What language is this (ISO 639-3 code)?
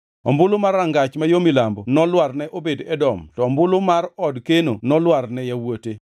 luo